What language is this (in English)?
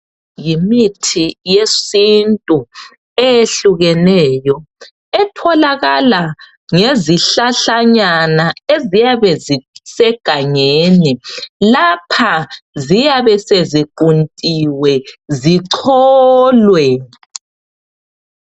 North Ndebele